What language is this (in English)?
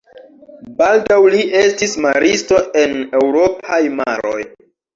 Esperanto